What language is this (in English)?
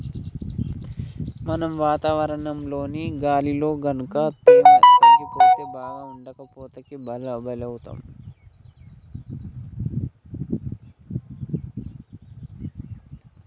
Telugu